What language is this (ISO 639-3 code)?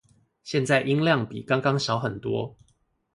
zho